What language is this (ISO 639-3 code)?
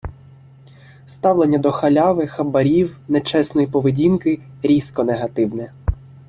ukr